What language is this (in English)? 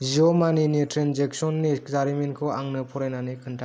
Bodo